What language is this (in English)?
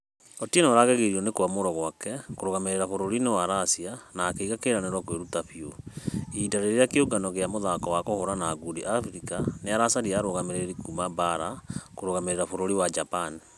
Kikuyu